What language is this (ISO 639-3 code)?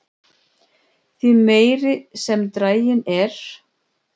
isl